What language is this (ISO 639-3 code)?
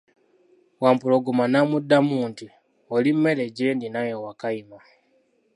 lug